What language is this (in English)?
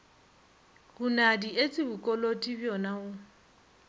Northern Sotho